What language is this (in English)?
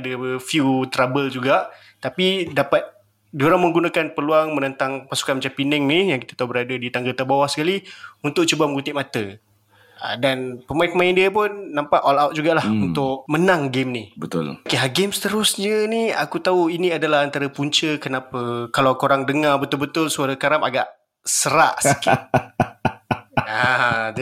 Malay